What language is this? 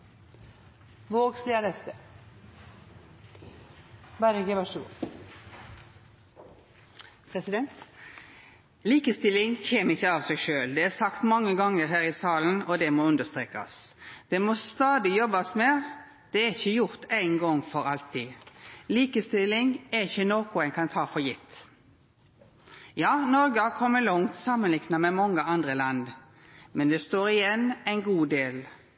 Norwegian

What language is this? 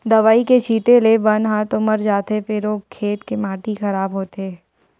Chhattisgarhi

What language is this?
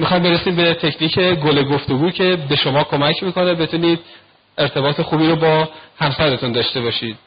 Persian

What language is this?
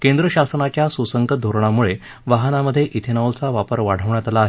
Marathi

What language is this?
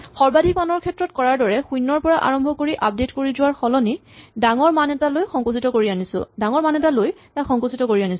Assamese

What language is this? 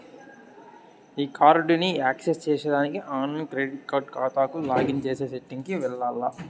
Telugu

